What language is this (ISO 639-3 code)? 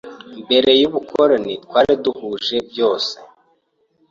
kin